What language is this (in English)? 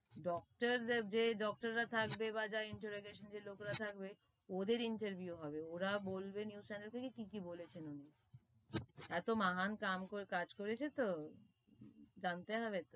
Bangla